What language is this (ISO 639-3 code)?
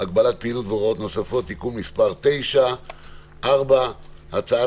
heb